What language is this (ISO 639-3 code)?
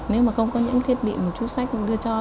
vie